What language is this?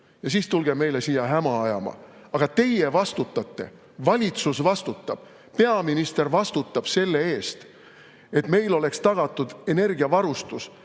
Estonian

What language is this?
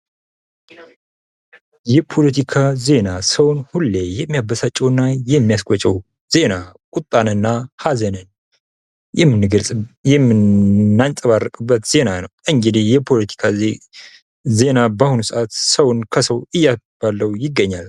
Amharic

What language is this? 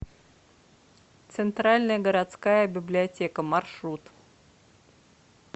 Russian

